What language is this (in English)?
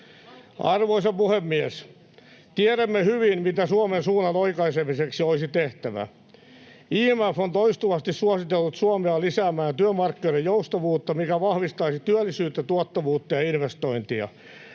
Finnish